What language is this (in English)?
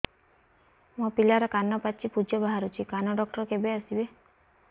Odia